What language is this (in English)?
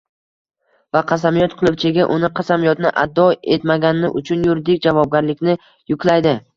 Uzbek